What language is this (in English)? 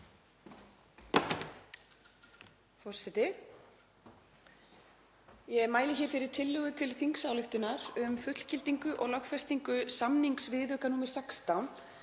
Icelandic